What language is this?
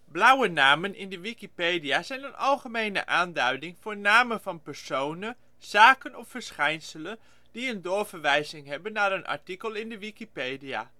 Dutch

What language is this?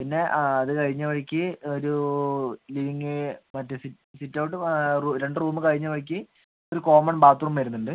Malayalam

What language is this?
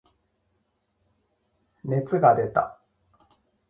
Japanese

